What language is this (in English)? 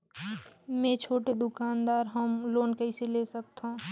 Chhattisgarhi